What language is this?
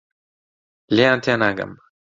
Central Kurdish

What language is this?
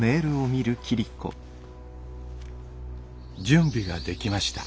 Japanese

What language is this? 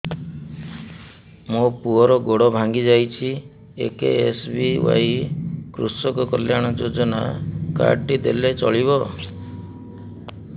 Odia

